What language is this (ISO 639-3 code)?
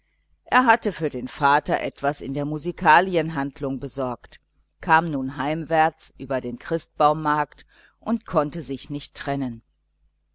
deu